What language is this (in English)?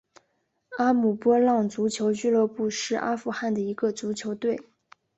Chinese